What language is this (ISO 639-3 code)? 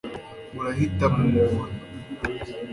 kin